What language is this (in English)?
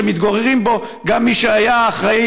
Hebrew